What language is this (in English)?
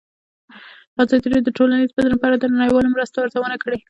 Pashto